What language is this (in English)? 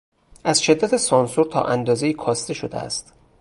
Persian